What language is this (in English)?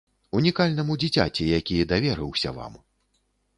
Belarusian